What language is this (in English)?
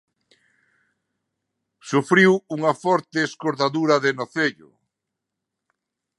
Galician